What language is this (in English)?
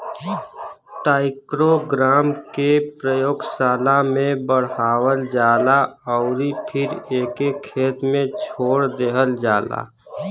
Bhojpuri